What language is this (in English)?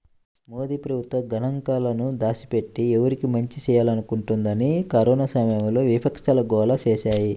Telugu